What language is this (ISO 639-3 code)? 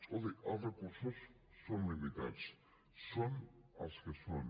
cat